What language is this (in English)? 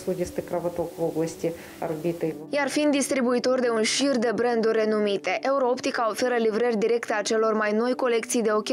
Romanian